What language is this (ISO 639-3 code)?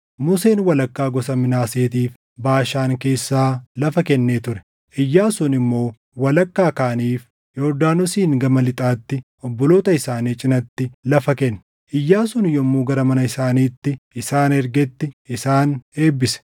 orm